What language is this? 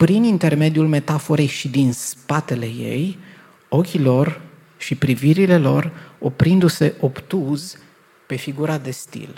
Romanian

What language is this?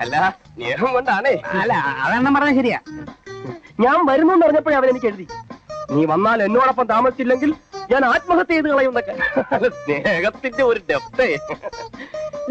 Malayalam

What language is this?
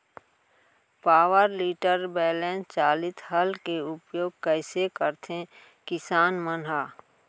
Chhattisgarhi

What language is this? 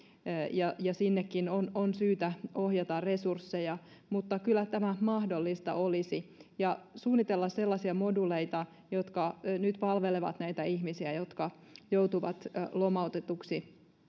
Finnish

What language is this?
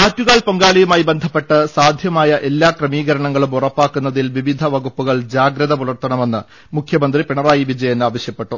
Malayalam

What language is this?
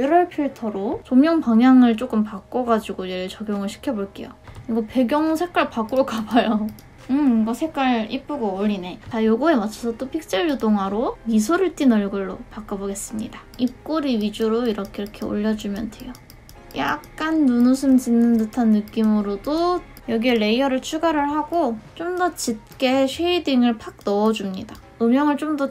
Korean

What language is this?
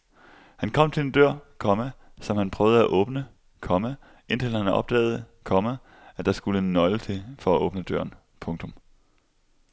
Danish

